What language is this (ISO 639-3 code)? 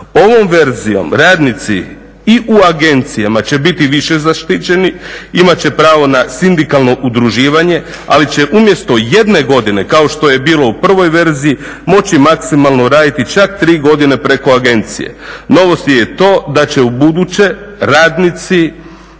hrv